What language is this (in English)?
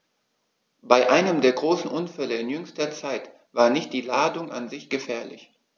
German